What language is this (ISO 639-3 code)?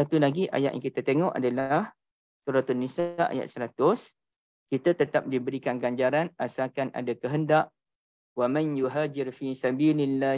msa